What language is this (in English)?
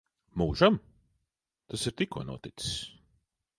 Latvian